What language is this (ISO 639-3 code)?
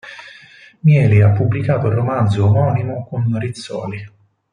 ita